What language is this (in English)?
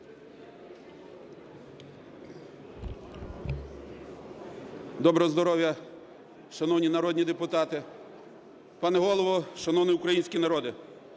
Ukrainian